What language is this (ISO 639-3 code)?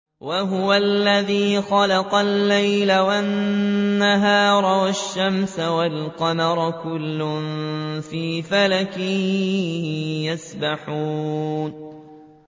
ara